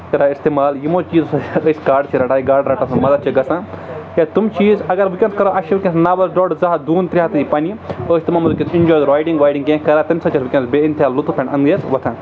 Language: Kashmiri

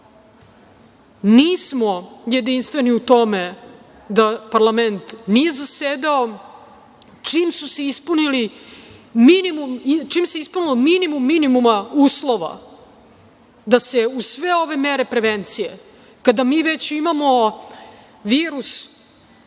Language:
Serbian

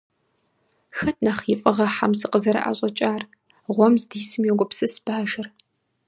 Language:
Kabardian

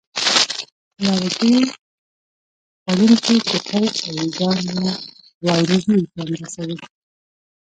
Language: Pashto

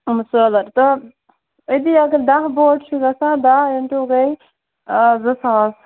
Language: Kashmiri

